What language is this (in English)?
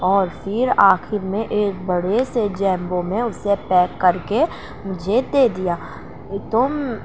Urdu